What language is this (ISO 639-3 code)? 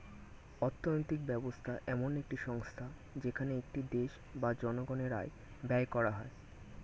ben